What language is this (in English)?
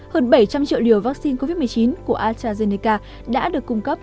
Vietnamese